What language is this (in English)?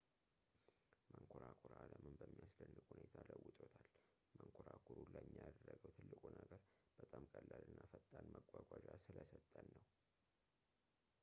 Amharic